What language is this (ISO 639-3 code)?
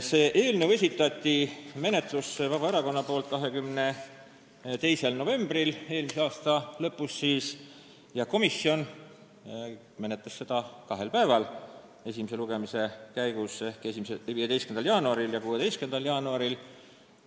est